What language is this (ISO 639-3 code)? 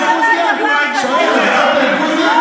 heb